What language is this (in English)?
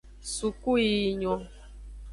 Aja (Benin)